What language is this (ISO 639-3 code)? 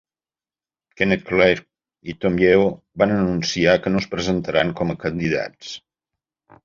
cat